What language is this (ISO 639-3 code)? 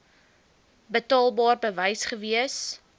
afr